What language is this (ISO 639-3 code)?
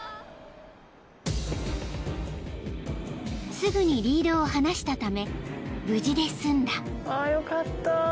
jpn